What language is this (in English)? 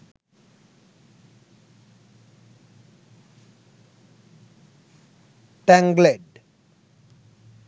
Sinhala